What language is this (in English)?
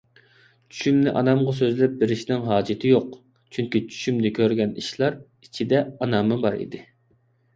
Uyghur